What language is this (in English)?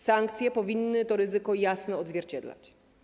Polish